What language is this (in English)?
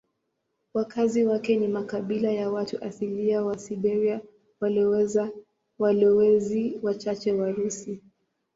Swahili